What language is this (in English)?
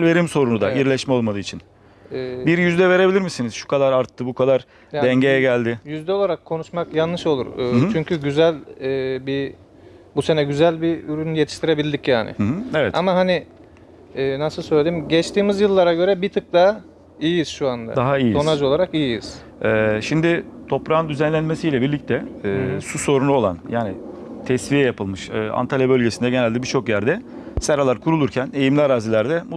Turkish